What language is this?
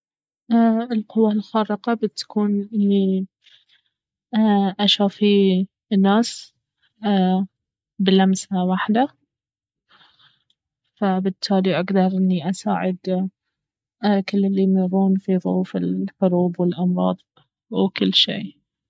Baharna Arabic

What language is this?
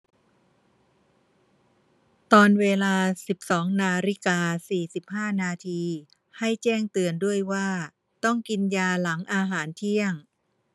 Thai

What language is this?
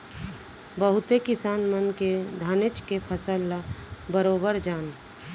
Chhattisgarhi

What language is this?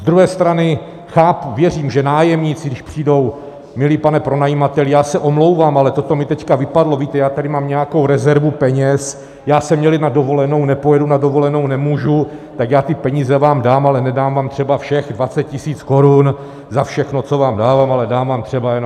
Czech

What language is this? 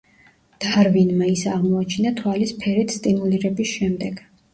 Georgian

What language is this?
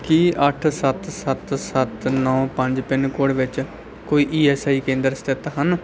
Punjabi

